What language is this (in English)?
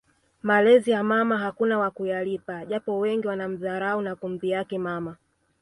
Swahili